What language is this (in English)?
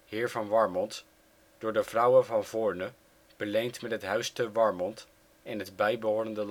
Dutch